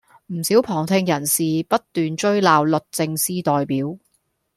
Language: Cantonese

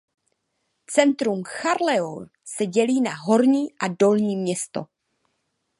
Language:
Czech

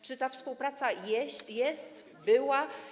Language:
Polish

